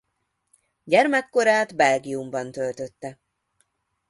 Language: Hungarian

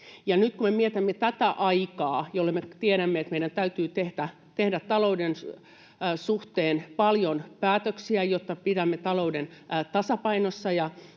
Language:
Finnish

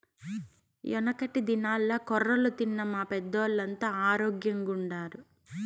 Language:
Telugu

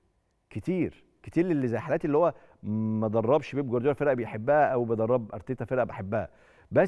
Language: Arabic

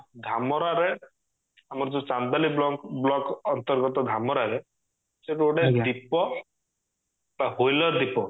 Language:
Odia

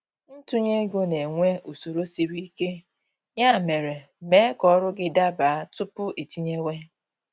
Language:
Igbo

